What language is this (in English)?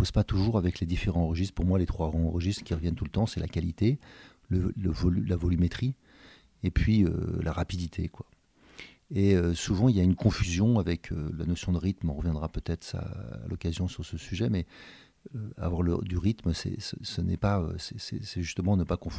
French